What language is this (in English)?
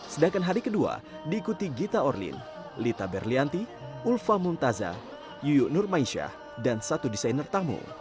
Indonesian